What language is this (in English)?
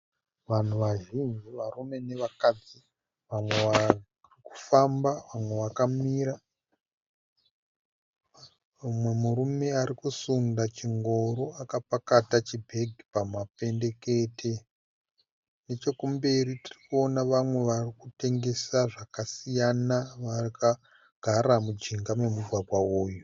Shona